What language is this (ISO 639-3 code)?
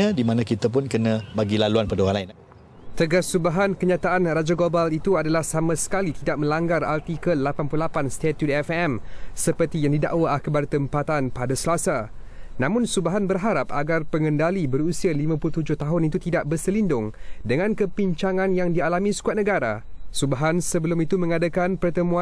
msa